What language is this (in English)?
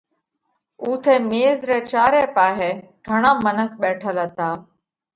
Parkari Koli